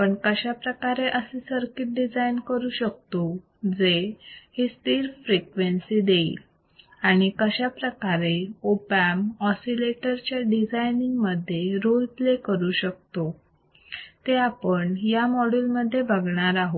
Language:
Marathi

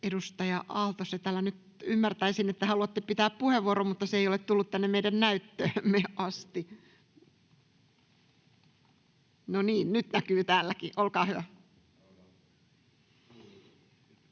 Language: Finnish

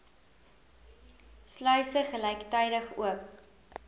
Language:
Afrikaans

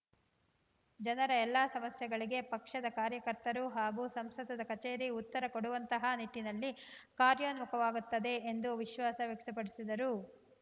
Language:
Kannada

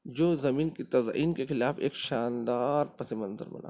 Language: Urdu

